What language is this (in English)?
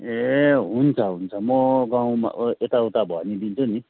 Nepali